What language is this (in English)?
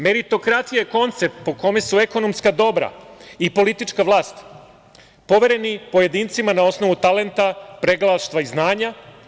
Serbian